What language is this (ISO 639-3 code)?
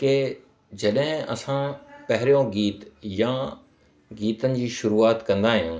snd